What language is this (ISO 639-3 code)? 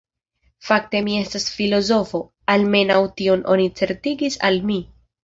epo